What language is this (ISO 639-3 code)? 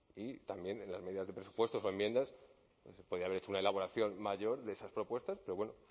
spa